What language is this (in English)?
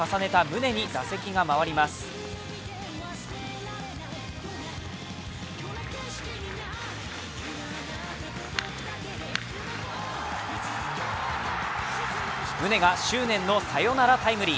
Japanese